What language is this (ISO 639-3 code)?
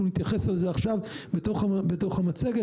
heb